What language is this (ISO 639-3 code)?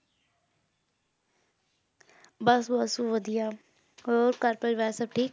pan